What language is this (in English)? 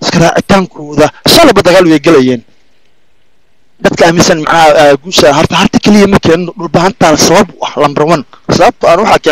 Arabic